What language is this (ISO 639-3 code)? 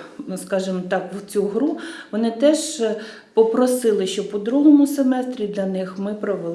ukr